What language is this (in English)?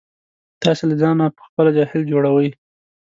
Pashto